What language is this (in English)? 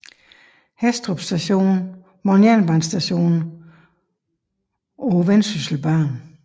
Danish